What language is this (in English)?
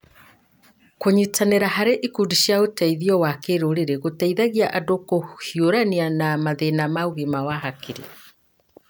Kikuyu